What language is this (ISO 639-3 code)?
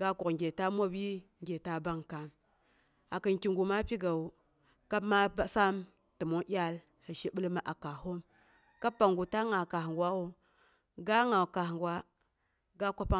bux